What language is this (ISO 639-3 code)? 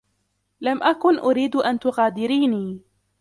ara